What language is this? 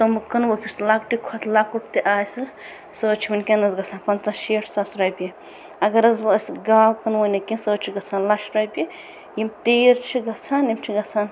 Kashmiri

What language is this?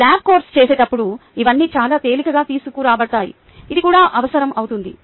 Telugu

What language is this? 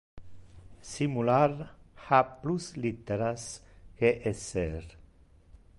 Interlingua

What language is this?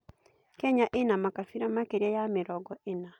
Kikuyu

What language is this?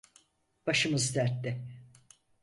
Turkish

